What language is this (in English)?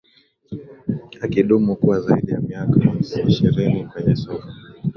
Swahili